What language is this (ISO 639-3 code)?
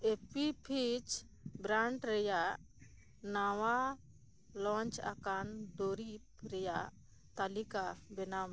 sat